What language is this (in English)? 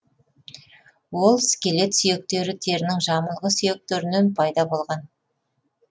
Kazakh